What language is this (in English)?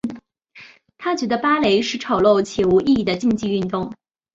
Chinese